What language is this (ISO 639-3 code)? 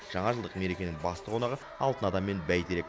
kaz